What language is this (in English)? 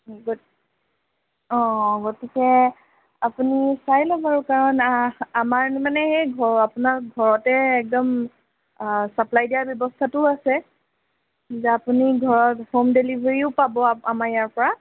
Assamese